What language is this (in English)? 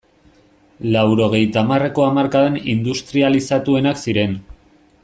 Basque